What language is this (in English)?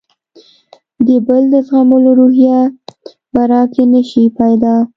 Pashto